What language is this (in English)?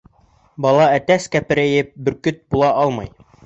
Bashkir